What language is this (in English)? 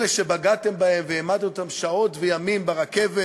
Hebrew